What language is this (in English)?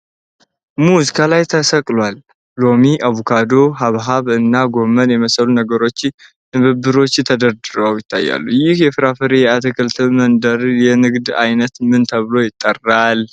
Amharic